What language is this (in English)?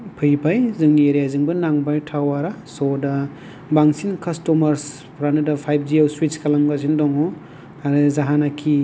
Bodo